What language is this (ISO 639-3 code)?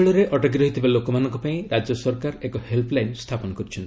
ori